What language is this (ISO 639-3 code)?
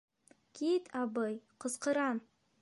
bak